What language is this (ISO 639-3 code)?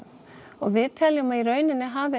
isl